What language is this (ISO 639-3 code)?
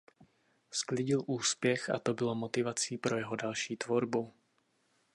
ces